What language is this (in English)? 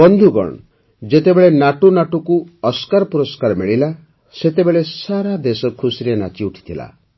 Odia